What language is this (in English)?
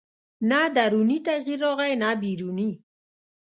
Pashto